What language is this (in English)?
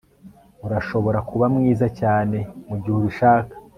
Kinyarwanda